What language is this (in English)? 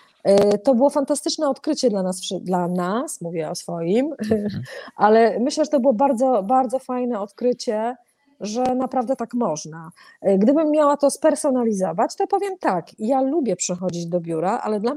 Polish